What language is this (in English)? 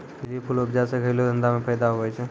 Maithili